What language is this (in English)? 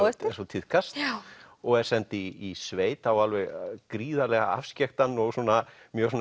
Icelandic